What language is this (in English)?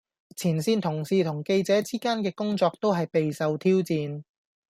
Cantonese